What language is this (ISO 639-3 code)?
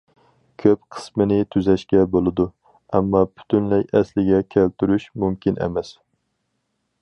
uig